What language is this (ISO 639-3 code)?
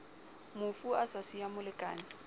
sot